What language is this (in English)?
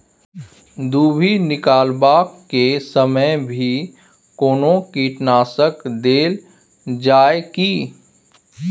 Maithili